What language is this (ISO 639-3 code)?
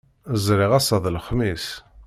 kab